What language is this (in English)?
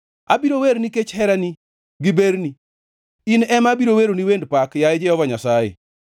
Luo (Kenya and Tanzania)